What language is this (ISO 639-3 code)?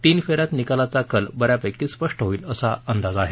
mar